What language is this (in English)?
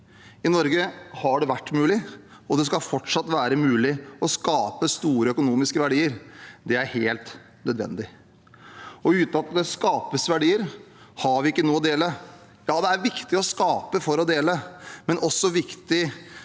Norwegian